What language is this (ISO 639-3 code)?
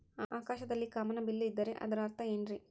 kan